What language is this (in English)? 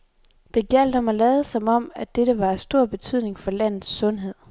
Danish